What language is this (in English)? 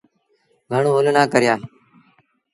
Sindhi Bhil